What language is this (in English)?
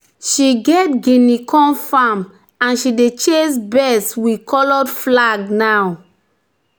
Nigerian Pidgin